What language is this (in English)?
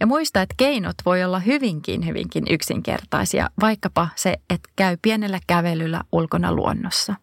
Finnish